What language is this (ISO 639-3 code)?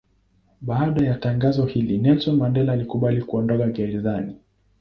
swa